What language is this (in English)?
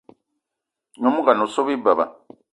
Eton (Cameroon)